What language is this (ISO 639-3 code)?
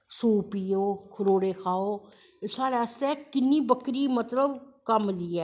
doi